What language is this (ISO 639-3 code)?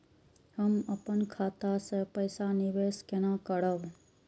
mai